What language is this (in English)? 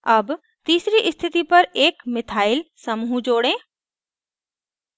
Hindi